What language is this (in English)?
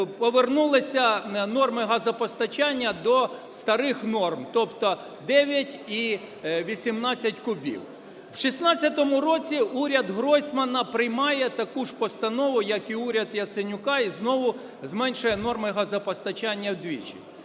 Ukrainian